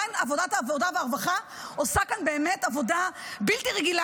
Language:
Hebrew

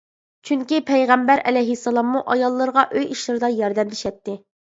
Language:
Uyghur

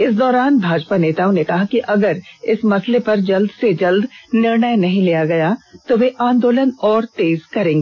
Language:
Hindi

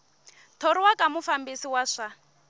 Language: Tsonga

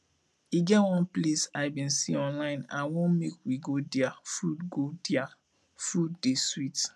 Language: Nigerian Pidgin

